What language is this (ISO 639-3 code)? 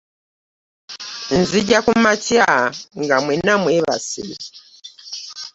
lug